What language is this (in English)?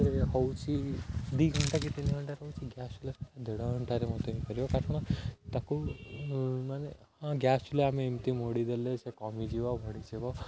Odia